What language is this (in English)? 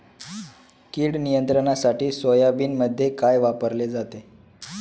Marathi